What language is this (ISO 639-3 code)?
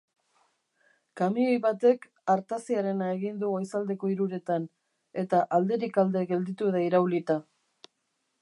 eus